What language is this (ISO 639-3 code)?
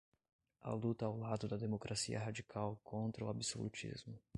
por